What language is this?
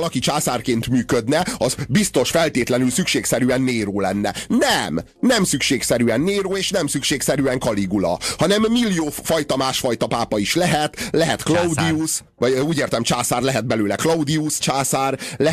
Hungarian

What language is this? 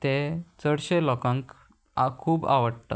Konkani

